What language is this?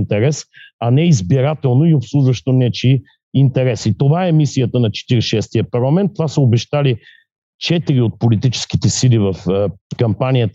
Bulgarian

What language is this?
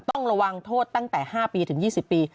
Thai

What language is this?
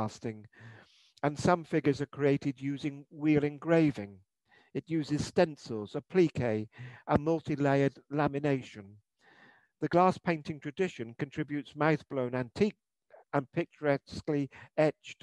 English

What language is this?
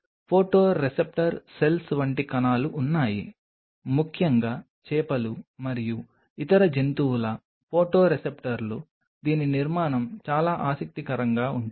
Telugu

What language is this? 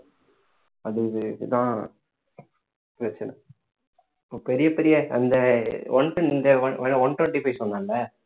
Tamil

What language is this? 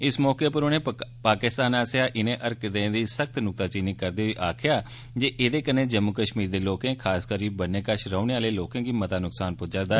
Dogri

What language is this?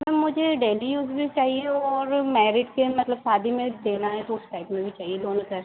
Hindi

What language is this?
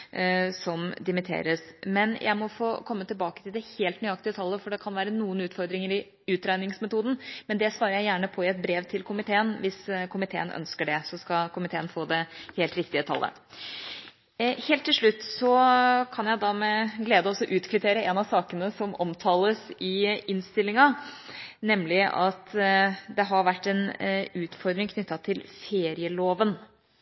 Norwegian Bokmål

